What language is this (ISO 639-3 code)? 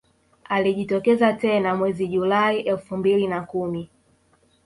swa